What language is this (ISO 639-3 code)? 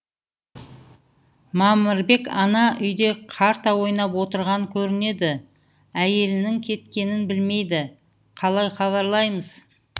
kaz